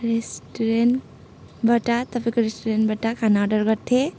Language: Nepali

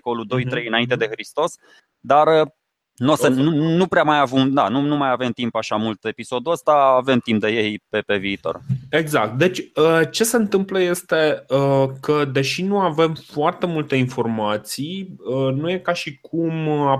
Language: Romanian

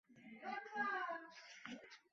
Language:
Bangla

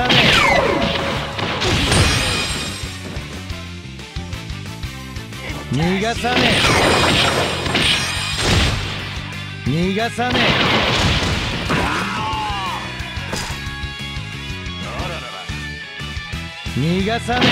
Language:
Japanese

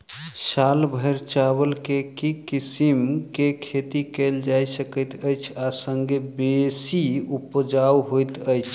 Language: Maithili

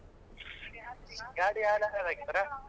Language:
Kannada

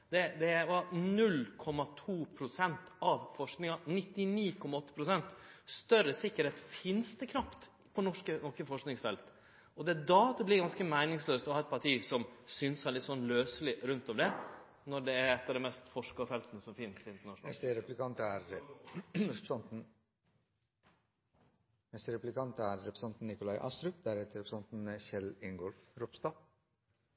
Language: Norwegian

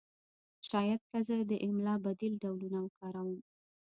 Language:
Pashto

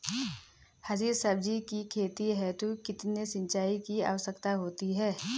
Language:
Hindi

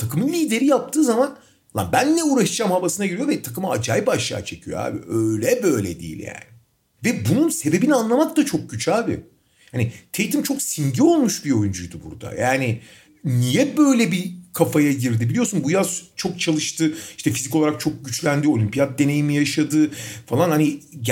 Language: Turkish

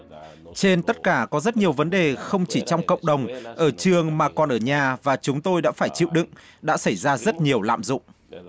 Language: Vietnamese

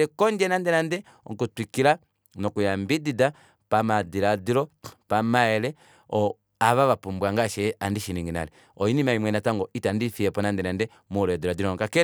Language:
Kuanyama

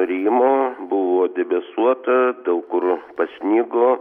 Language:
Lithuanian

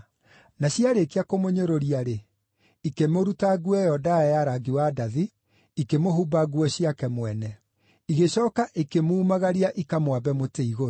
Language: Kikuyu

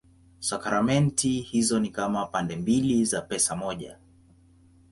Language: Swahili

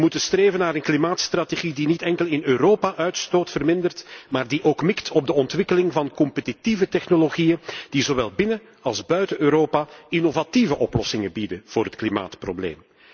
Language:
Dutch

